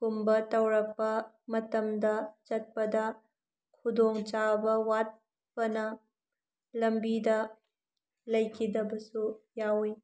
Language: Manipuri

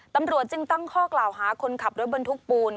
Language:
Thai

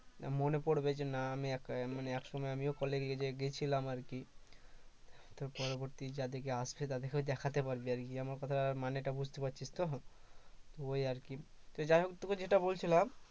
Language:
Bangla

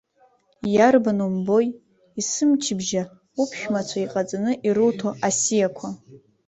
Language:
Abkhazian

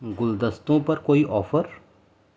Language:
Urdu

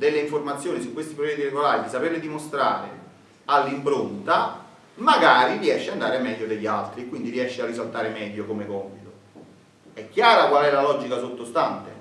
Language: Italian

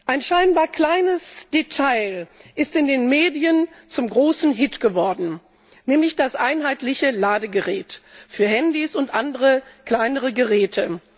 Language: German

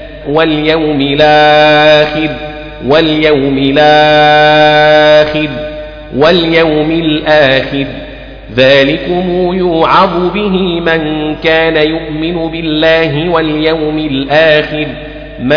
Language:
Arabic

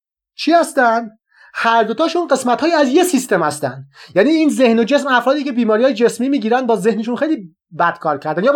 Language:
Persian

